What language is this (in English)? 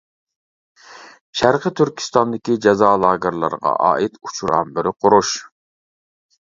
Uyghur